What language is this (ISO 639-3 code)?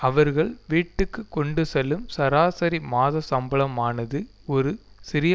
tam